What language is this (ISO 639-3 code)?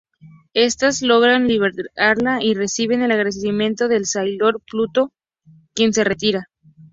spa